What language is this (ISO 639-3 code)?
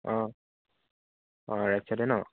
asm